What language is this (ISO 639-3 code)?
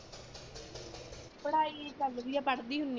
pan